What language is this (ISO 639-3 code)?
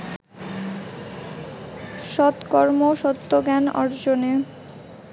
ben